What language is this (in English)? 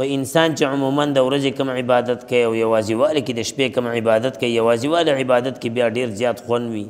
Arabic